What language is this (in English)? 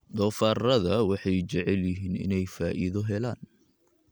Somali